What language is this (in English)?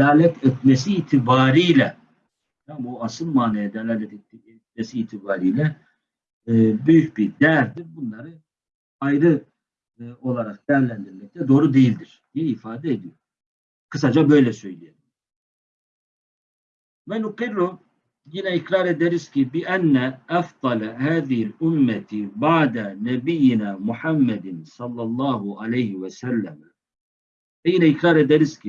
Turkish